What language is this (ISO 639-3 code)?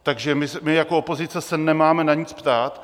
ces